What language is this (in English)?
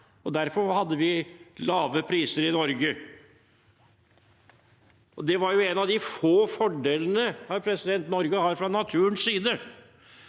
Norwegian